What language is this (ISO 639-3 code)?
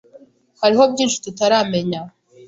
kin